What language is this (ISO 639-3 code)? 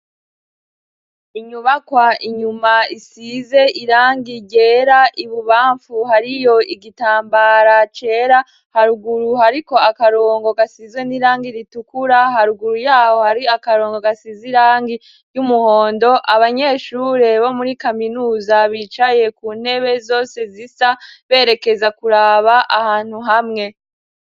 run